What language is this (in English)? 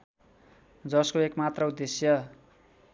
Nepali